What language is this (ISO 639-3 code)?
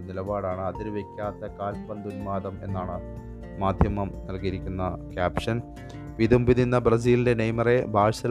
mal